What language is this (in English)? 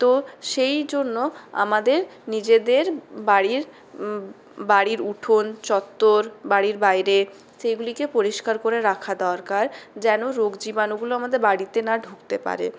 Bangla